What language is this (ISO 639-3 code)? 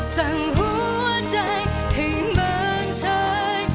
tha